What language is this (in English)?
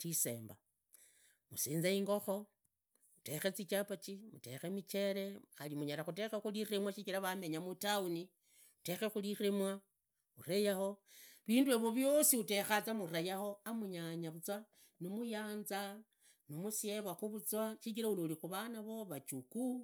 Idakho-Isukha-Tiriki